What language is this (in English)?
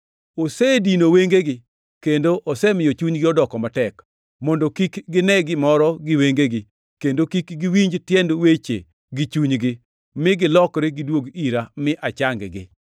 Luo (Kenya and Tanzania)